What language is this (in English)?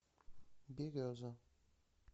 Russian